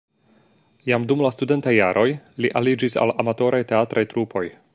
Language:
Esperanto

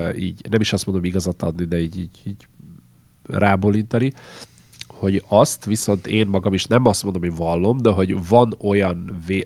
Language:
Hungarian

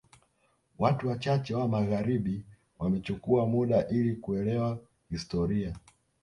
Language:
Swahili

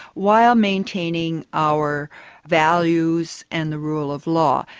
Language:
English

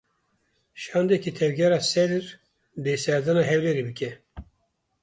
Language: Kurdish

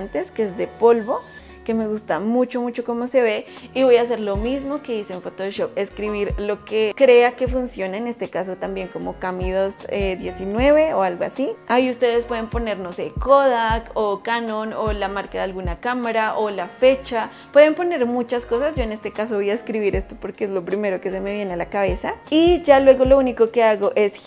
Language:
Spanish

